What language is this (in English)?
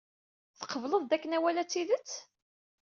Kabyle